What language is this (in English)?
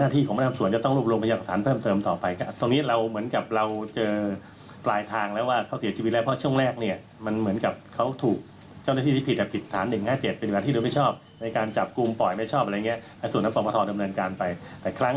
Thai